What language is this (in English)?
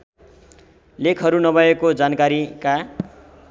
Nepali